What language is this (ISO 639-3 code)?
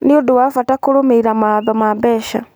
kik